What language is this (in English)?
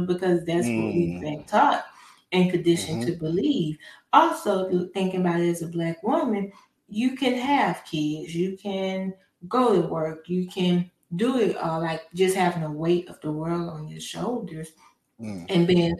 English